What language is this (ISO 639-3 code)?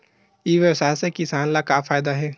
hne